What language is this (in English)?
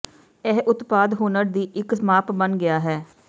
Punjabi